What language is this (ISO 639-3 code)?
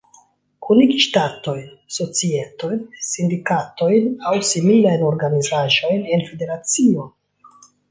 epo